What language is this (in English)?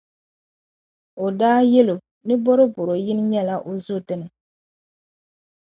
Dagbani